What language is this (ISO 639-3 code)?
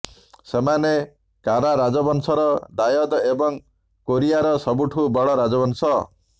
ori